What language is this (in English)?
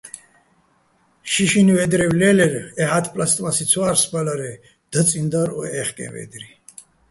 Bats